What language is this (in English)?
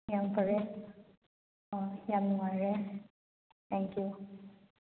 Manipuri